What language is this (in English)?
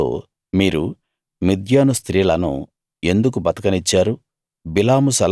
Telugu